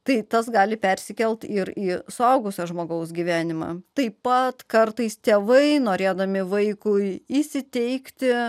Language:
Lithuanian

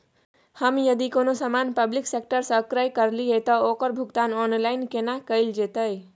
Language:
Maithili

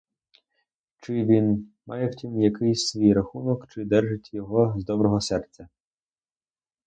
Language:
Ukrainian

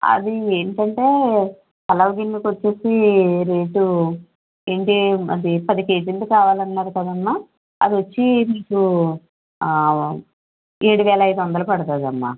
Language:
Telugu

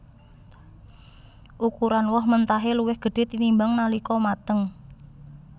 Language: Javanese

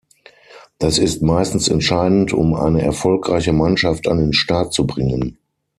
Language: German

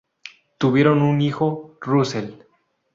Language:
Spanish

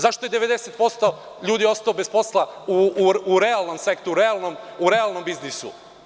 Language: Serbian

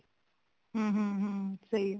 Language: Punjabi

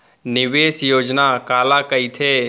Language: Chhattisgarhi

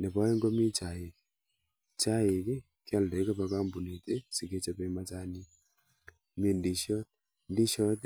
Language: Kalenjin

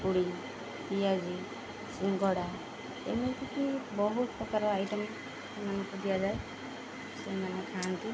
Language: Odia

